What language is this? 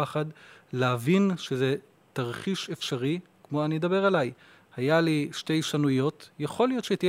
Hebrew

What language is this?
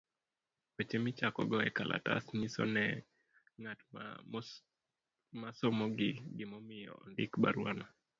Luo (Kenya and Tanzania)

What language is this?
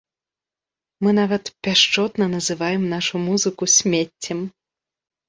Belarusian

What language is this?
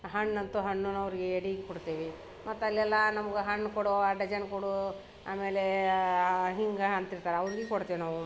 Kannada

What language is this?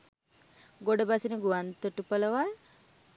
Sinhala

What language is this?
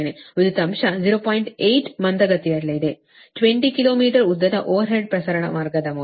Kannada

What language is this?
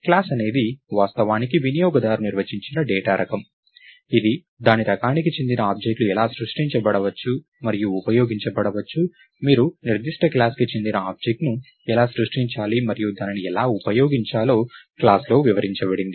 Telugu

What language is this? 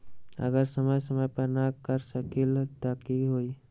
Magahi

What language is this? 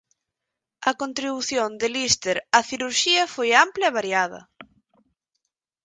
Galician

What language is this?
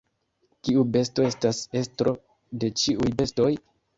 Esperanto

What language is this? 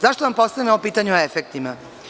Serbian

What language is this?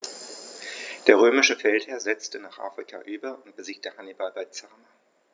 German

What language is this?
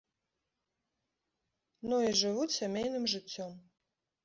Belarusian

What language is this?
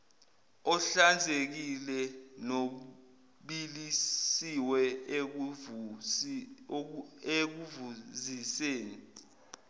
Zulu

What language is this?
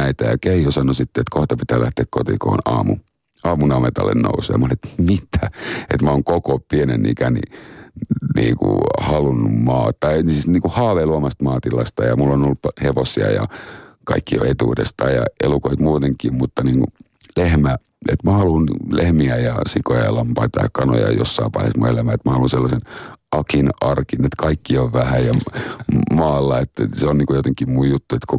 Finnish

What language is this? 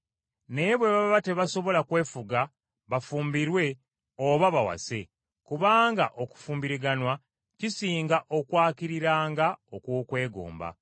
Ganda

